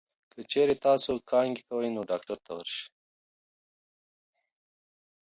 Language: Pashto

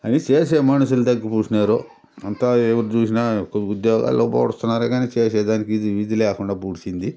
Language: Telugu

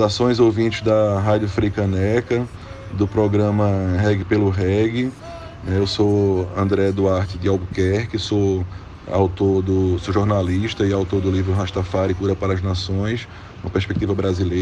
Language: Portuguese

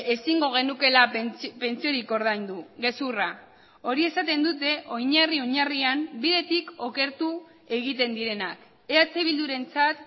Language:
Basque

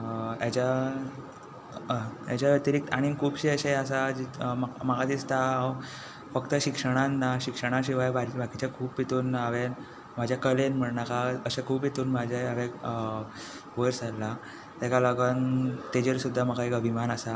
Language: Konkani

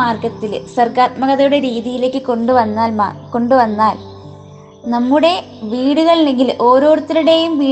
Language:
Malayalam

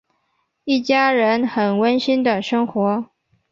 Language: Chinese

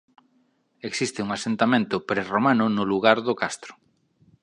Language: Galician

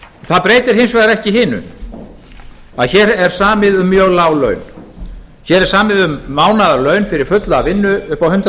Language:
Icelandic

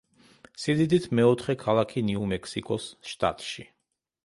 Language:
Georgian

